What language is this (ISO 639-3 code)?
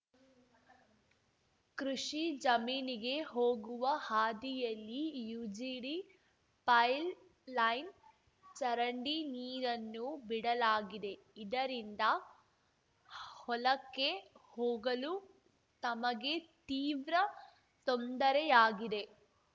kan